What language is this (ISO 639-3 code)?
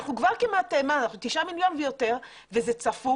heb